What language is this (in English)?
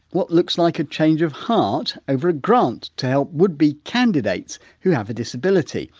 English